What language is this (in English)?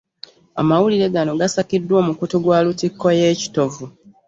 Ganda